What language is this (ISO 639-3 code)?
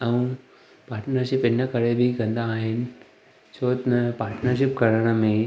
snd